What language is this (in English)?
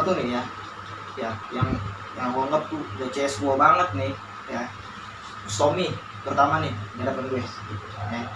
Indonesian